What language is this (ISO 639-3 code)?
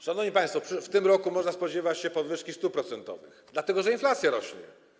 pol